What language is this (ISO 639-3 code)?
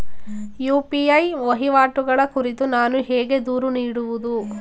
kan